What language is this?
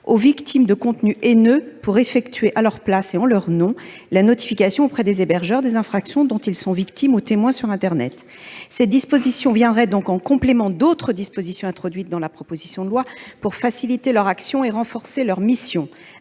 French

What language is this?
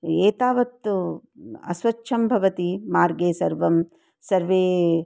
Sanskrit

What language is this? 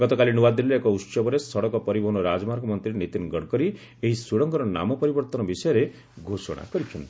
Odia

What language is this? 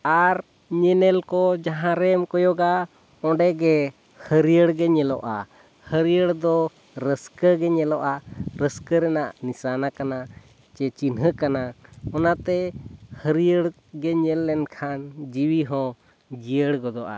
Santali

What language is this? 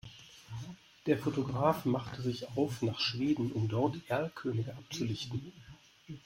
German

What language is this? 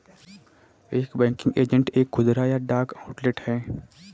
Hindi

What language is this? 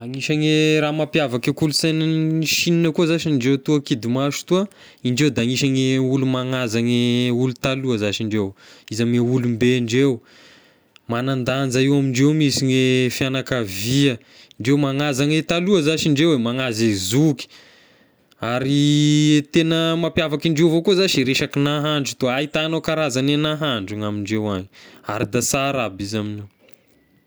Tesaka Malagasy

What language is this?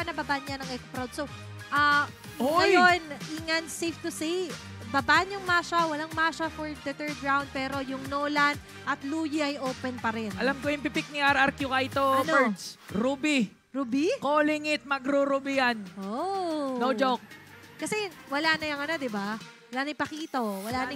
Filipino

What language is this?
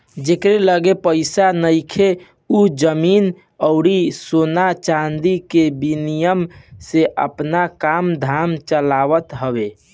Bhojpuri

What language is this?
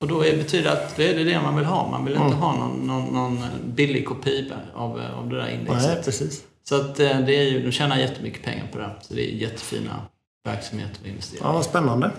Swedish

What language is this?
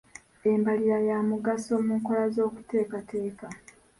Ganda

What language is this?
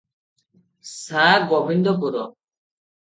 Odia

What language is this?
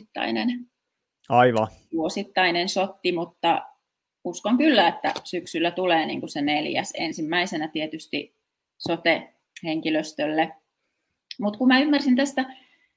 Finnish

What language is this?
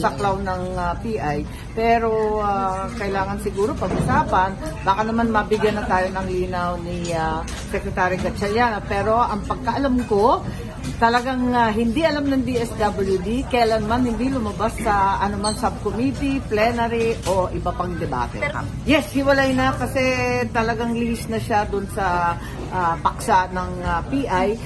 Filipino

